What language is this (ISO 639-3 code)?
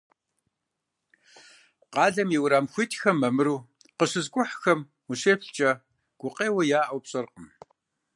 kbd